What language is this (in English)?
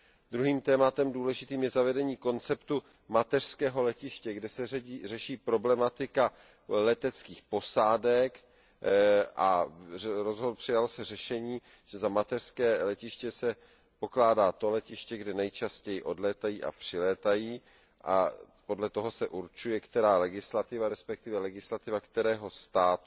Czech